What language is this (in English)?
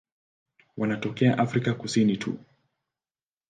Swahili